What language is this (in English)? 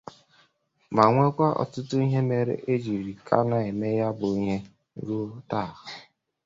Igbo